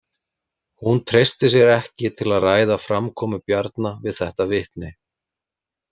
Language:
Icelandic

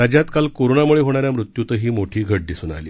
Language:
Marathi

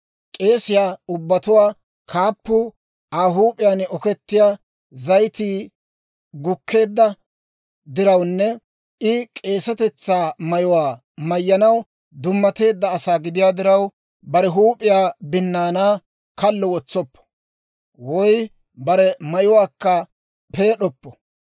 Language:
Dawro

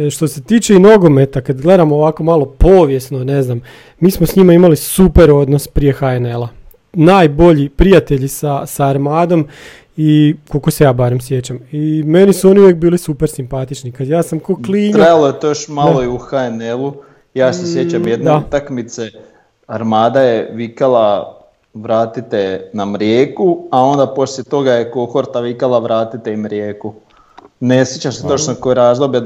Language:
Croatian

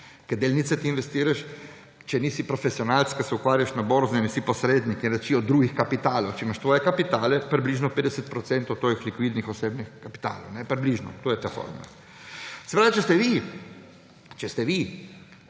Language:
Slovenian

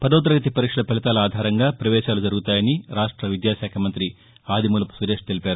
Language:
Telugu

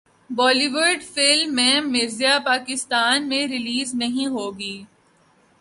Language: Urdu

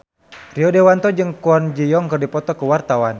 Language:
Sundanese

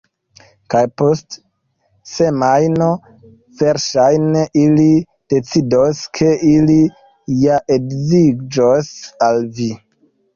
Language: Esperanto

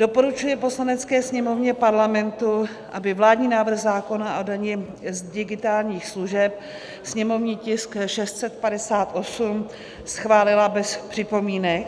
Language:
Czech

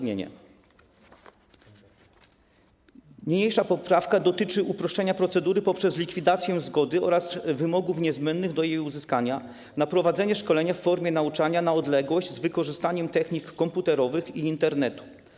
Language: Polish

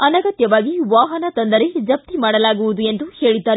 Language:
Kannada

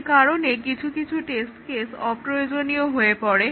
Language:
Bangla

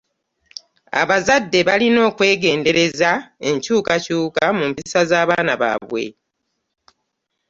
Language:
Ganda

